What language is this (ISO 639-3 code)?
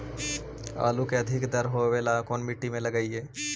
mag